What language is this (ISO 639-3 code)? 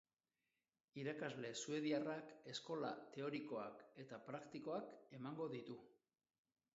eus